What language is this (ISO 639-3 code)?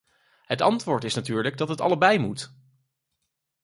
nld